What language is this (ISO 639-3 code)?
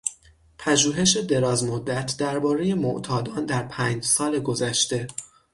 fas